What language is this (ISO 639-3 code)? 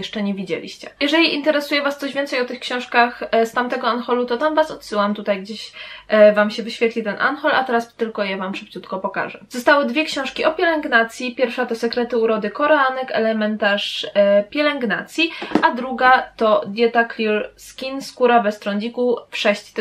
pol